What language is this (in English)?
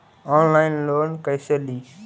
Magahi